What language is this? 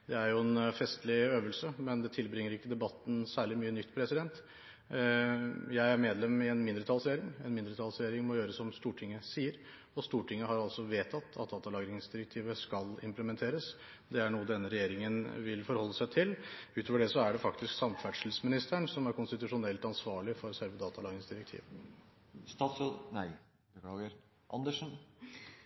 Norwegian Bokmål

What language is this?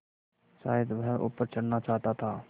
Hindi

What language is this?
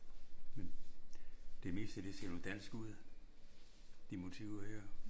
Danish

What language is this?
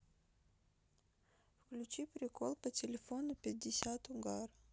Russian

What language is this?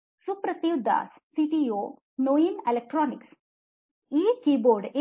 Kannada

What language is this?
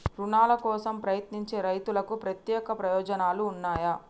Telugu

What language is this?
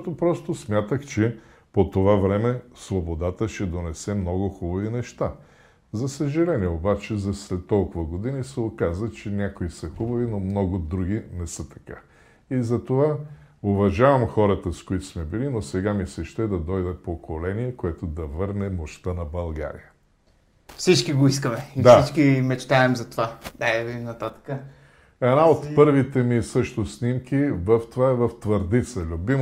Bulgarian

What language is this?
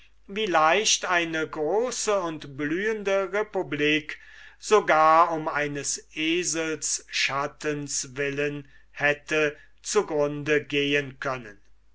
German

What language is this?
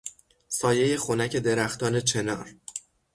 Persian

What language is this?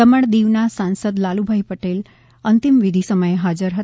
Gujarati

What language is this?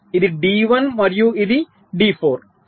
Telugu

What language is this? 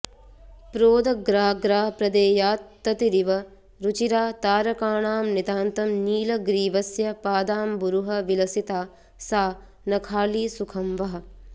Sanskrit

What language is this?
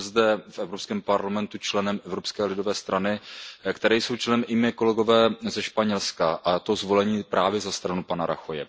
Czech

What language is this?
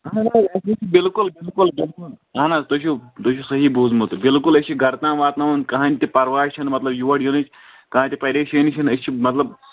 Kashmiri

